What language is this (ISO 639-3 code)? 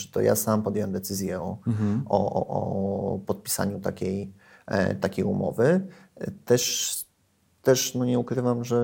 pol